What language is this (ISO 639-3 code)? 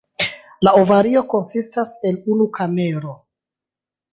epo